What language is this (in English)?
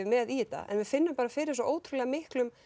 Icelandic